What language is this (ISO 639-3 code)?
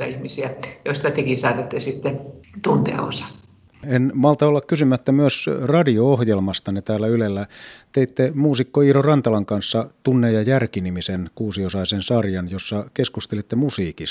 fin